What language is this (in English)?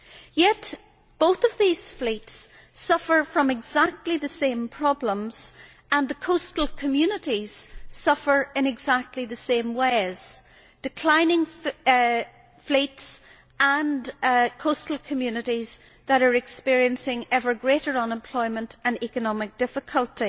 English